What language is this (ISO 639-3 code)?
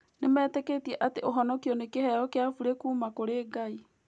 kik